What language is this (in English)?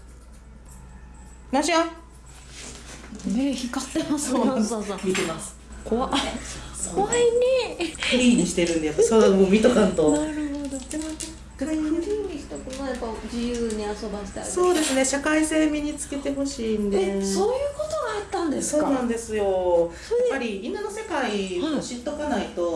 Japanese